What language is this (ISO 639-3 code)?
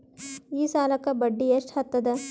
kan